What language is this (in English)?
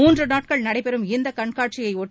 Tamil